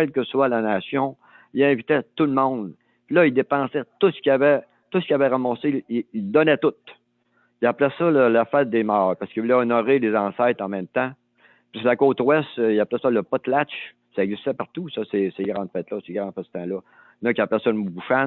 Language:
French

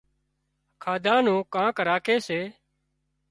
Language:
Wadiyara Koli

